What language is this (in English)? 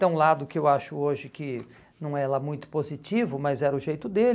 Portuguese